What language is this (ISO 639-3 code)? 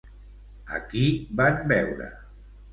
cat